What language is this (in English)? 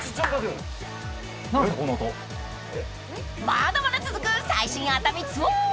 Japanese